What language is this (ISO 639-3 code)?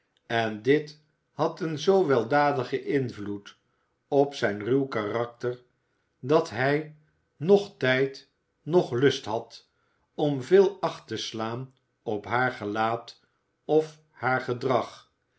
nld